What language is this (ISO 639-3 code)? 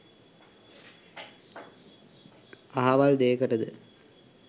sin